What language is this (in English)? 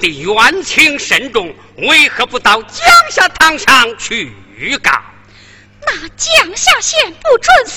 Chinese